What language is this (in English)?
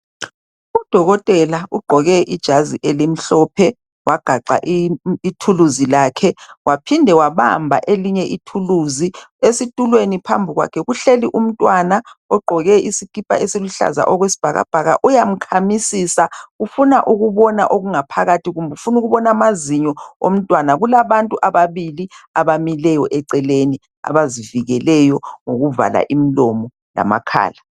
North Ndebele